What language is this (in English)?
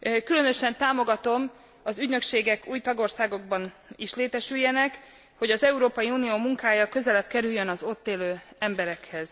Hungarian